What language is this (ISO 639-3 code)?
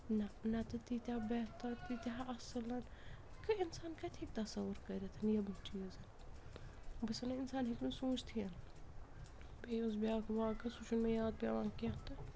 kas